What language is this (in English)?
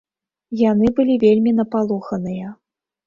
Belarusian